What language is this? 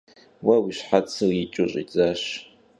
Kabardian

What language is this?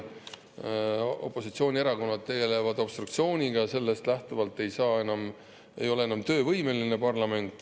Estonian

